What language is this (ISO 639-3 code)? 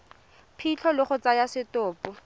tsn